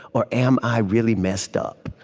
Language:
English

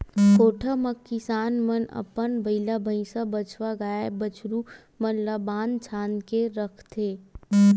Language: Chhattisgarhi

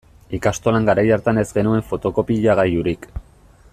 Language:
Basque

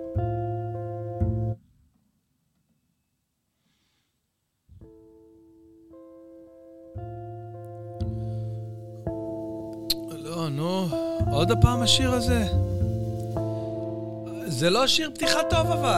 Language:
Hebrew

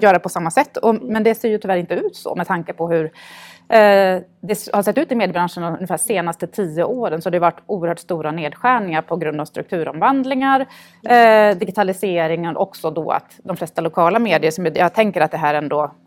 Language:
Swedish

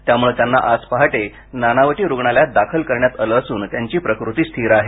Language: Marathi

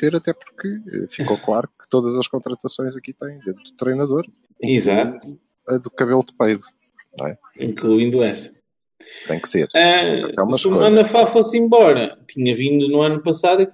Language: Portuguese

